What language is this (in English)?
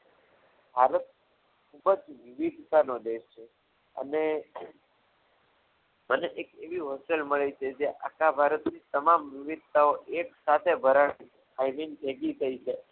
Gujarati